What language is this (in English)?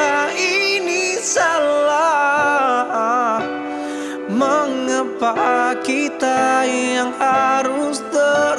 Indonesian